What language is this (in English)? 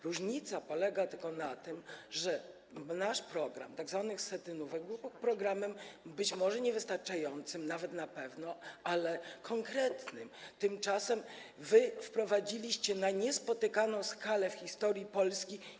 Polish